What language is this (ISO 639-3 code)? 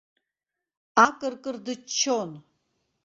abk